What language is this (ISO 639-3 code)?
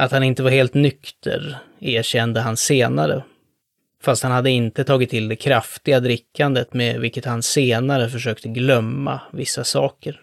swe